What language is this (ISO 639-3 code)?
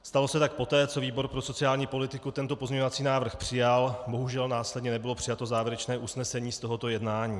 ces